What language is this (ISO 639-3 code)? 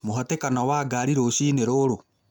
kik